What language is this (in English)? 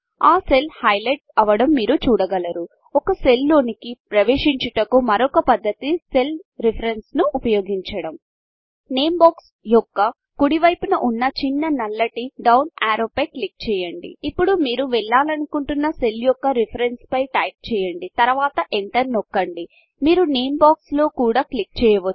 Telugu